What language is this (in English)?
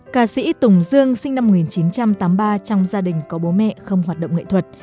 Vietnamese